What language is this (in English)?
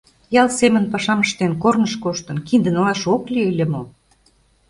Mari